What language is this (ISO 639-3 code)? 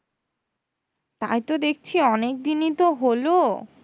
ben